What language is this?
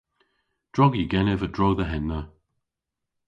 Cornish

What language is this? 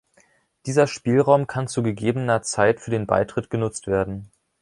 German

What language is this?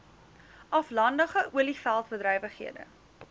Afrikaans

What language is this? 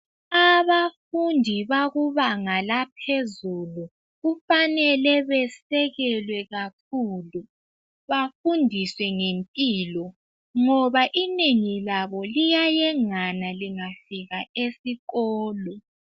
North Ndebele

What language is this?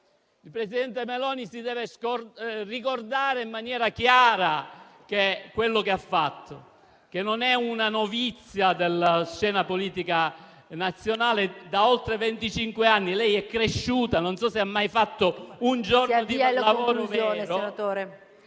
Italian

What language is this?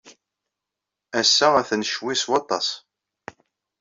Kabyle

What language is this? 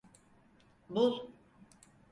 Turkish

